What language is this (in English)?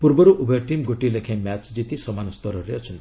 Odia